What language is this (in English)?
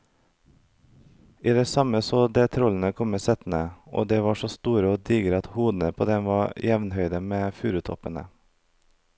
Norwegian